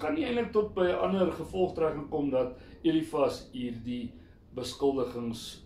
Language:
Dutch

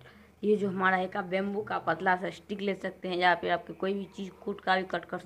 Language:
Hindi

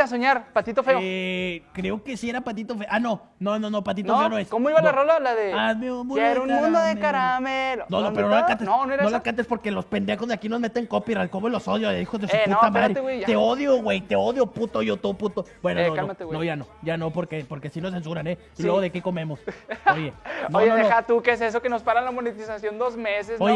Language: Spanish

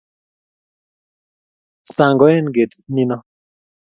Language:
Kalenjin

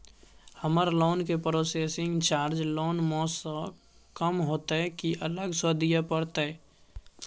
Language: Maithili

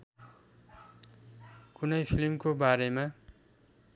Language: Nepali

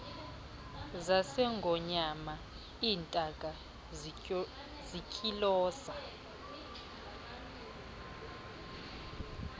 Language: Xhosa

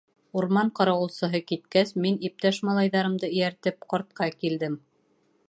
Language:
Bashkir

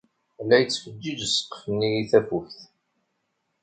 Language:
Kabyle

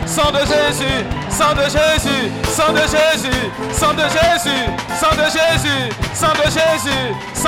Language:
French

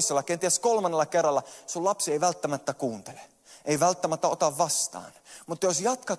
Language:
Finnish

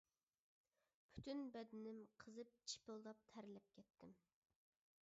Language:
Uyghur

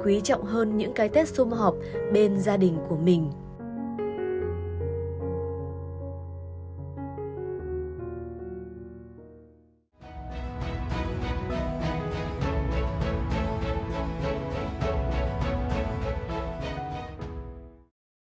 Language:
Vietnamese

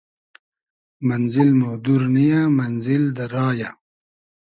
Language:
Hazaragi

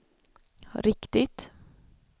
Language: Swedish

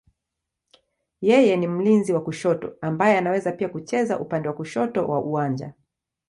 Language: Swahili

